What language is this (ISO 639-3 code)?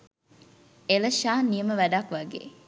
sin